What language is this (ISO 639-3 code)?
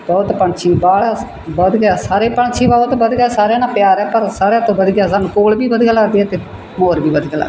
pan